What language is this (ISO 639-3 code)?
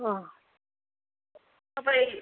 nep